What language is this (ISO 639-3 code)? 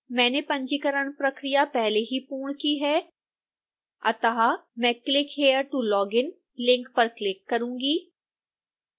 hin